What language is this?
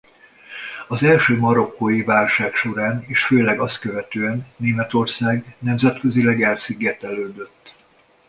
Hungarian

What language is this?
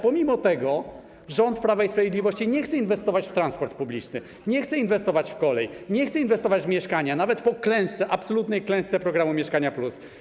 Polish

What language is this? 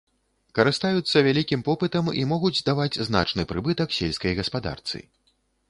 Belarusian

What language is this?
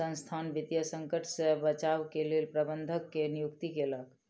Maithili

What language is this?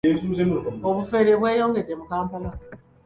Ganda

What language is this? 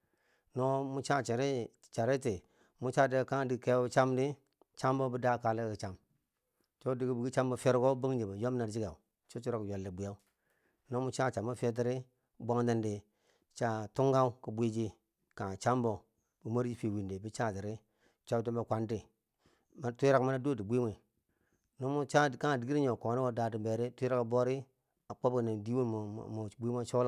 Bangwinji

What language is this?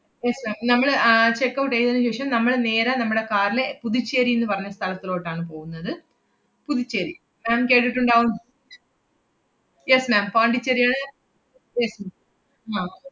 Malayalam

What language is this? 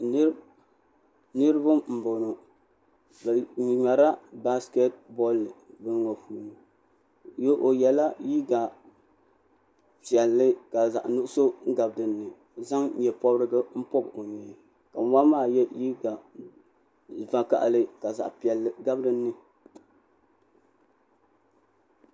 Dagbani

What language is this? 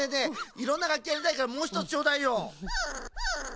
Japanese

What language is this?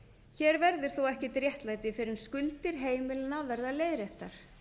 Icelandic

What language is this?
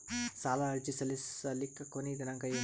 Kannada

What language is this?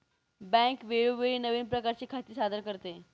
Marathi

